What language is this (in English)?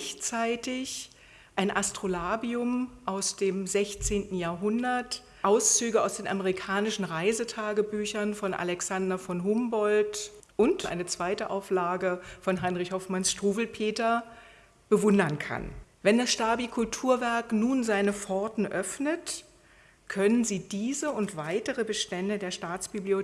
German